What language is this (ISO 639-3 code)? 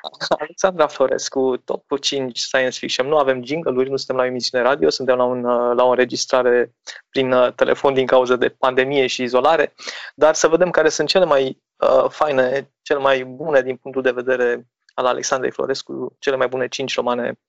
ron